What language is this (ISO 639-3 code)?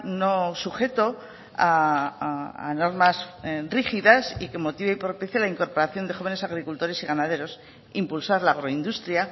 spa